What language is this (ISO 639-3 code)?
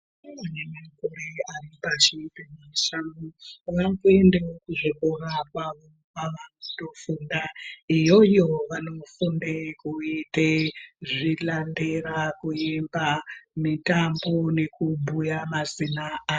ndc